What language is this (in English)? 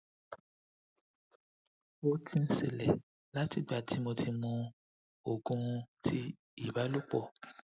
Yoruba